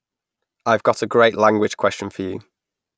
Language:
English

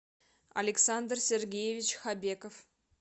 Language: Russian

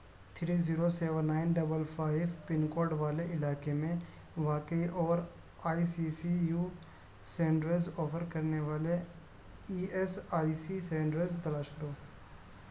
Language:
Urdu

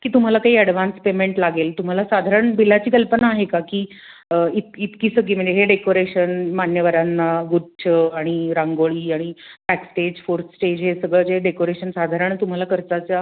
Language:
Marathi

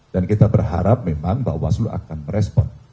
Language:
Indonesian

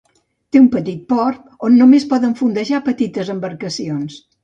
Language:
Catalan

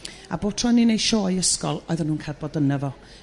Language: Welsh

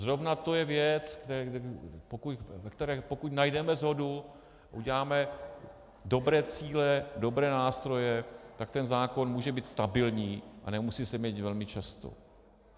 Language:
Czech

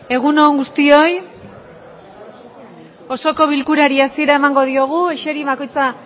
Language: Basque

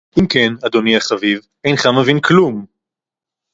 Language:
Hebrew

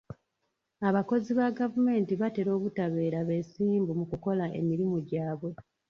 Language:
Ganda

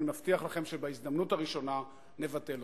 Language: Hebrew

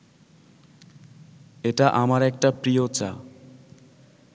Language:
Bangla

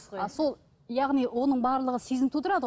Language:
Kazakh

